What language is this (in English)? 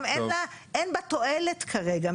Hebrew